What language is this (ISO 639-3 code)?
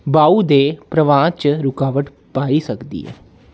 doi